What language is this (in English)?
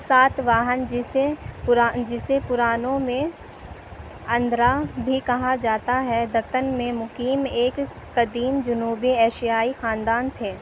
Urdu